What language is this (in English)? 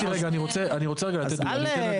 Hebrew